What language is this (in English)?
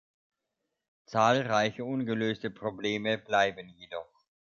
German